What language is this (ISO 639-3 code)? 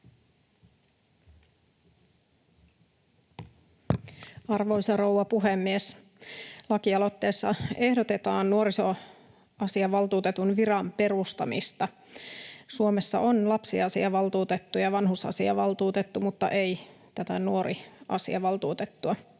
fin